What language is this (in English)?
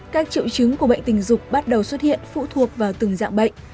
Vietnamese